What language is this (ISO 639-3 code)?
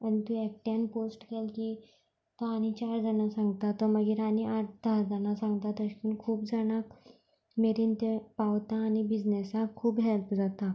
kok